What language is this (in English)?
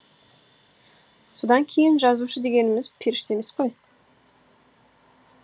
Kazakh